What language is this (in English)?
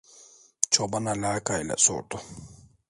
Turkish